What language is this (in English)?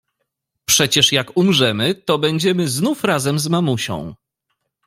Polish